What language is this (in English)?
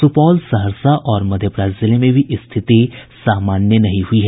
Hindi